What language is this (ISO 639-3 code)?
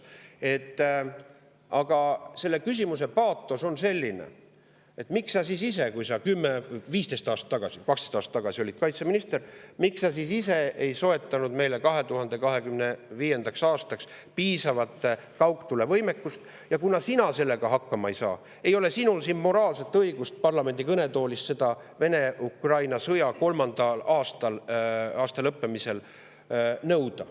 est